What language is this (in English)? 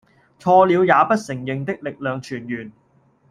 Cantonese